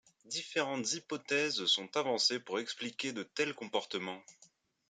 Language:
French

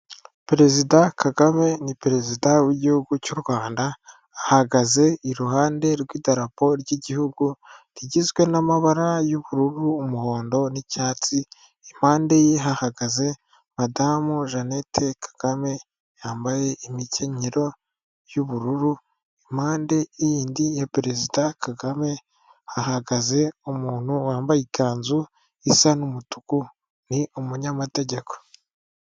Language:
Kinyarwanda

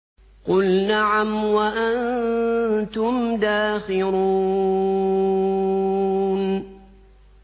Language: Arabic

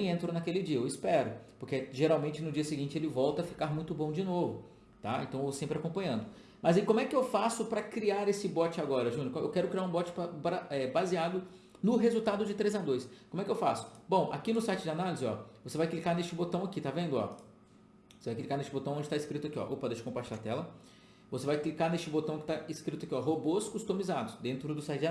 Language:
Portuguese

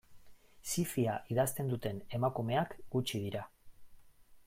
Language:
Basque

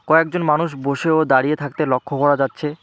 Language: Bangla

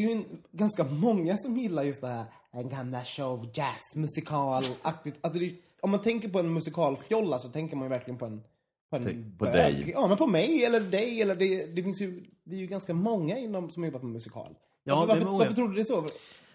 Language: Swedish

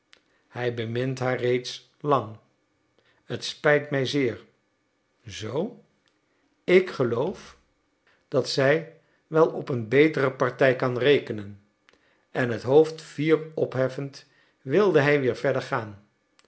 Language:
Dutch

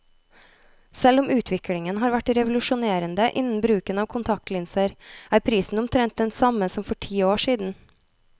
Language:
Norwegian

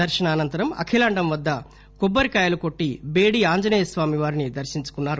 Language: Telugu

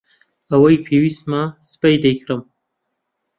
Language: Central Kurdish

